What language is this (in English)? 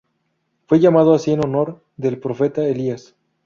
Spanish